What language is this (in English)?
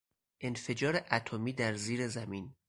Persian